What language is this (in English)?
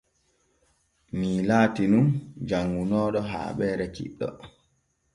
Borgu Fulfulde